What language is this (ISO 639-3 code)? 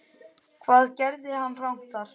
isl